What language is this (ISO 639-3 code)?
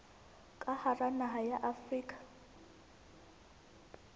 sot